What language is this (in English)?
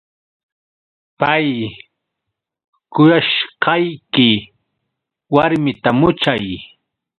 Yauyos Quechua